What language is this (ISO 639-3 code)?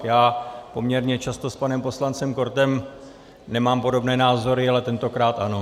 ces